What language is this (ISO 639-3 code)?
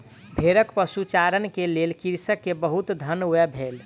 mai